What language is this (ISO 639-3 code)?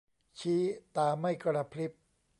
tha